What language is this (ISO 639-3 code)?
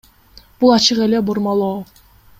kir